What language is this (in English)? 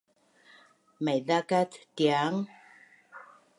Bunun